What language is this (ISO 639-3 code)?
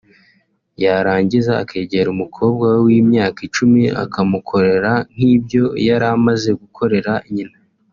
kin